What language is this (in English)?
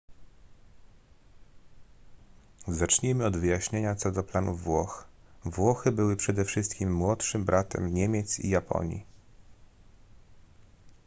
Polish